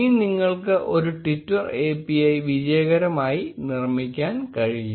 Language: Malayalam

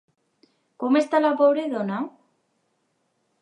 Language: Catalan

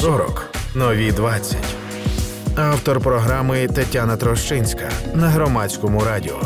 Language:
Ukrainian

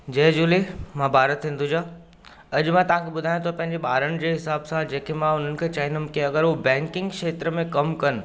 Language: Sindhi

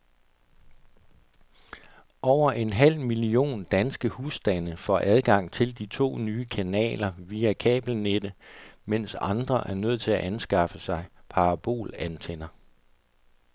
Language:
Danish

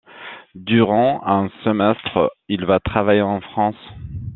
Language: French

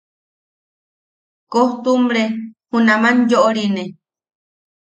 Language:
Yaqui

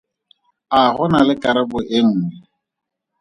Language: Tswana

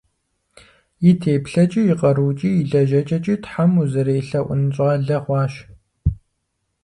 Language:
Kabardian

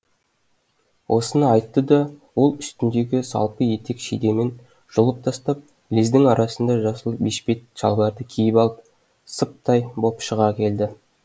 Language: Kazakh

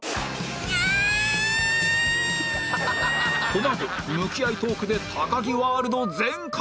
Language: Japanese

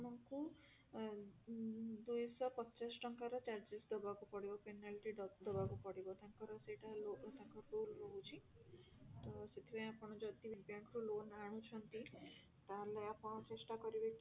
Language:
Odia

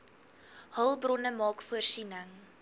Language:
Afrikaans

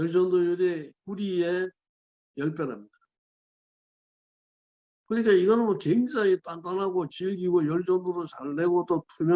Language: Korean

